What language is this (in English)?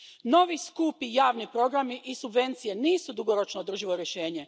Croatian